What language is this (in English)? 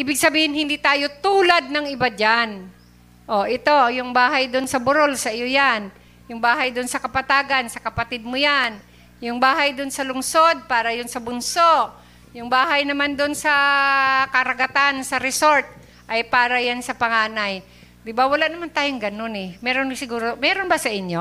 Filipino